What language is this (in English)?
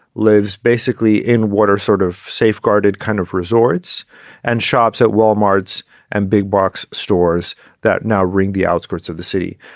English